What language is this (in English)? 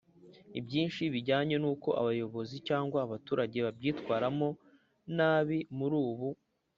Kinyarwanda